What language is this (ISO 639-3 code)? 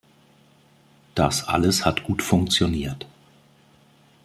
deu